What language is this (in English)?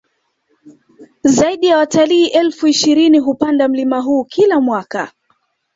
Swahili